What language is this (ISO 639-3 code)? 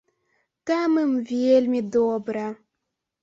bel